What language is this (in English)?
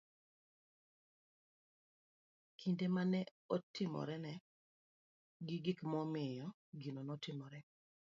Luo (Kenya and Tanzania)